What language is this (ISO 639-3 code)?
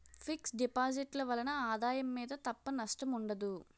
tel